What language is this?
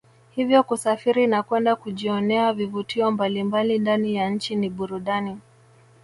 Swahili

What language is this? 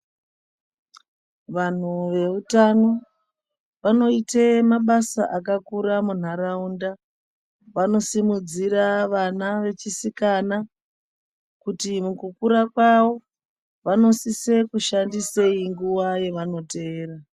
Ndau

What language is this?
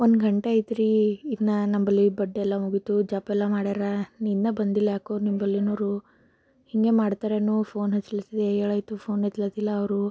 Kannada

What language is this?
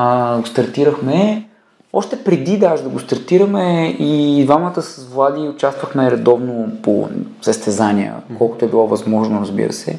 Bulgarian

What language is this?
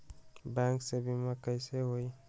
Magahi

